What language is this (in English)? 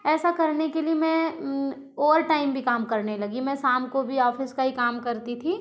Hindi